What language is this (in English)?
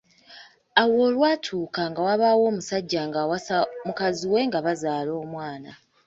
Ganda